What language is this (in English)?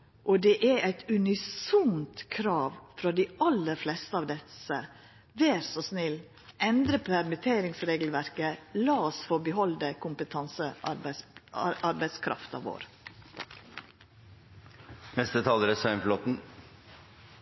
Norwegian Nynorsk